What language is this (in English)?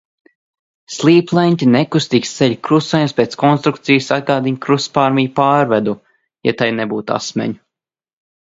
Latvian